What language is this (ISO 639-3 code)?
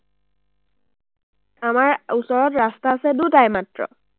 asm